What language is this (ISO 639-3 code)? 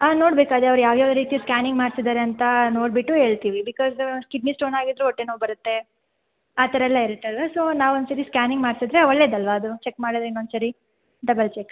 kan